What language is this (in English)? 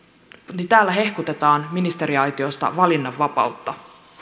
Finnish